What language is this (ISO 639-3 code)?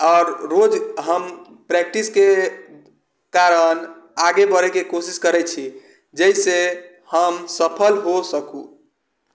mai